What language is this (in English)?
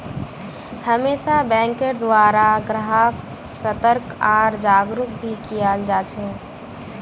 Magahi